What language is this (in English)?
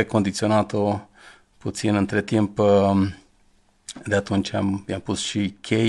Romanian